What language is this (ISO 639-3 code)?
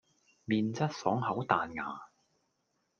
yue